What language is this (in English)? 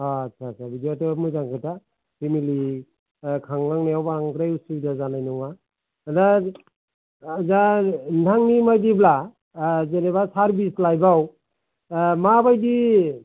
Bodo